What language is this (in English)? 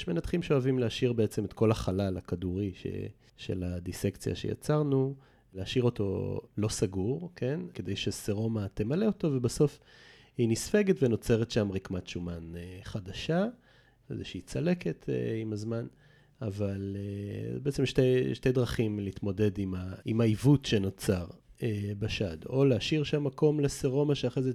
Hebrew